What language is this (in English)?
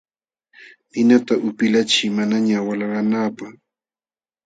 Jauja Wanca Quechua